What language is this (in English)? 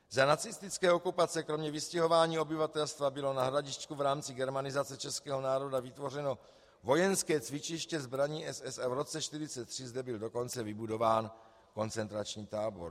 Czech